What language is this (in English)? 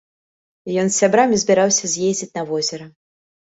Belarusian